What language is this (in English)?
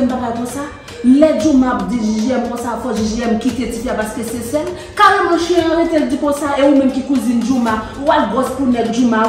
French